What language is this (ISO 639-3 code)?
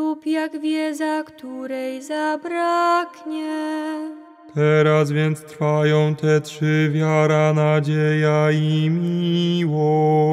pol